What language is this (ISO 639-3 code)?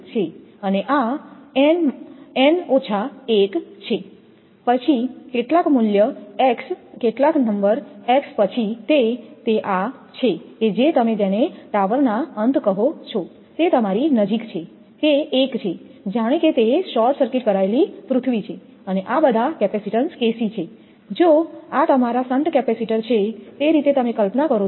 guj